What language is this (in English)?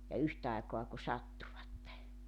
Finnish